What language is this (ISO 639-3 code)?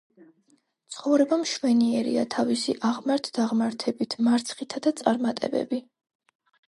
kat